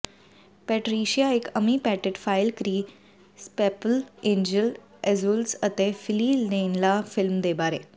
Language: Punjabi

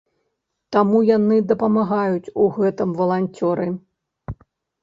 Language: Belarusian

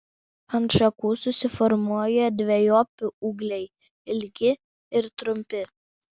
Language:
Lithuanian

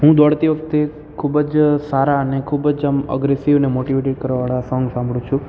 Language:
Gujarati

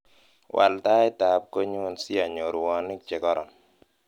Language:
Kalenjin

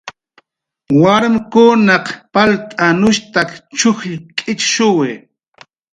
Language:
Jaqaru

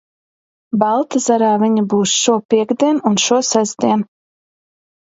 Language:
Latvian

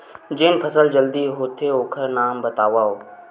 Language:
Chhattisgarhi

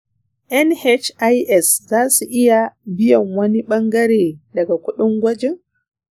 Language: Hausa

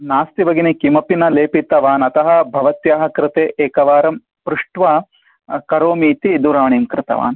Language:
Sanskrit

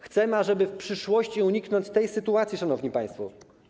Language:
Polish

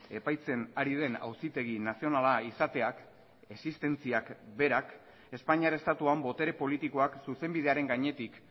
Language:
Basque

